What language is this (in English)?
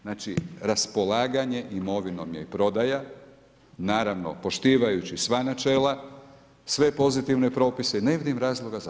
Croatian